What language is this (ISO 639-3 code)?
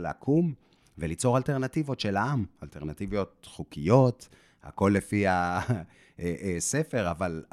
heb